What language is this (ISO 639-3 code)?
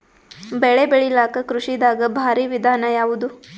kan